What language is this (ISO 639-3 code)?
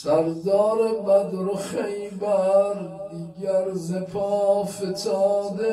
fas